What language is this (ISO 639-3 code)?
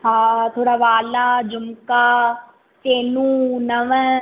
snd